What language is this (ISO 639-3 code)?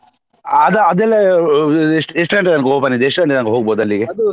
kan